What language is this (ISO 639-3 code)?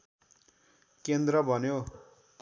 nep